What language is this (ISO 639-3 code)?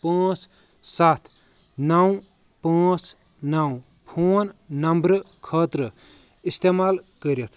kas